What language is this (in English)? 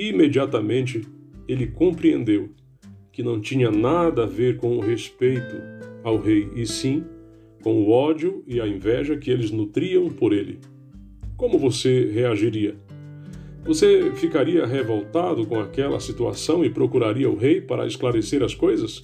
Portuguese